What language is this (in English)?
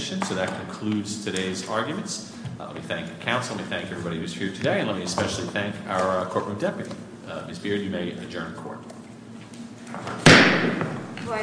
English